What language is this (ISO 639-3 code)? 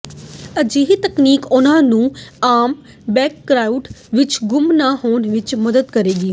pan